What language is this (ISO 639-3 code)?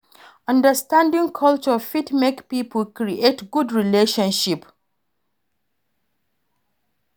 pcm